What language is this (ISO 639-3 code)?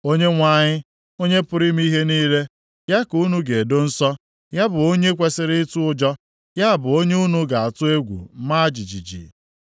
ibo